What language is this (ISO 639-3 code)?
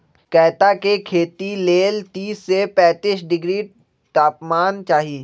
mag